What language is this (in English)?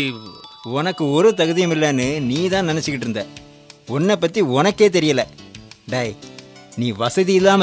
Tamil